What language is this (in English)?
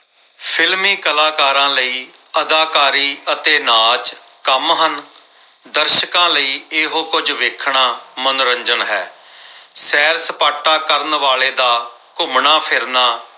Punjabi